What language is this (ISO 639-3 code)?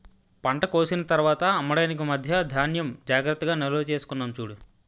tel